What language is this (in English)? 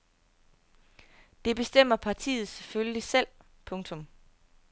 Danish